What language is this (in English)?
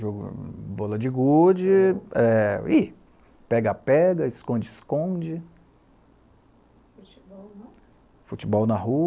Portuguese